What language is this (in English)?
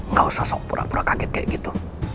Indonesian